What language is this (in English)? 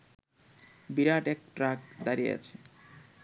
Bangla